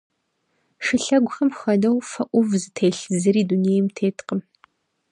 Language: Kabardian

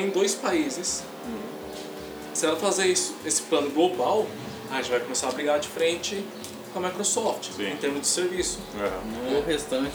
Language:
Portuguese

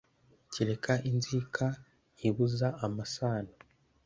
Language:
Kinyarwanda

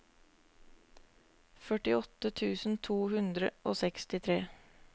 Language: Norwegian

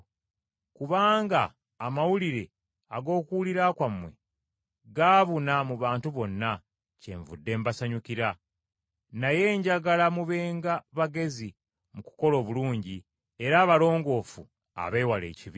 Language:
Ganda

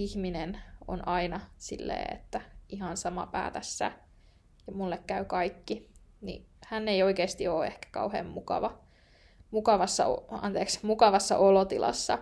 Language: Finnish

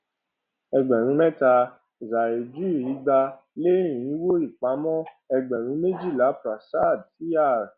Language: Yoruba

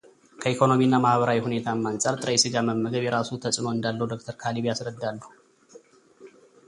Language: Amharic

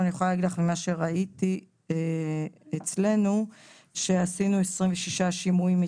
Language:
Hebrew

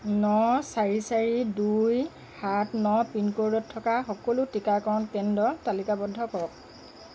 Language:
Assamese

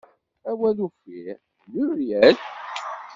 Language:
Kabyle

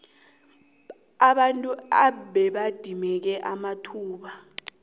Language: South Ndebele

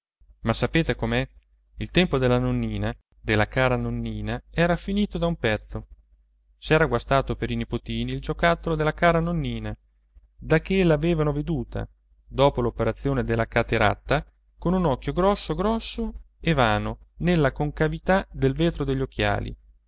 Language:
Italian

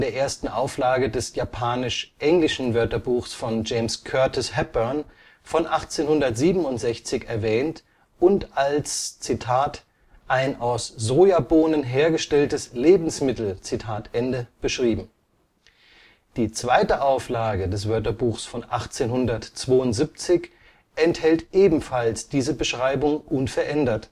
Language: German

